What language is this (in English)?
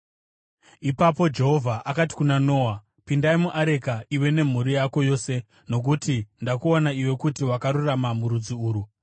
Shona